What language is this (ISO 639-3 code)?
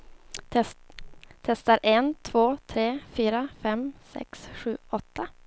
swe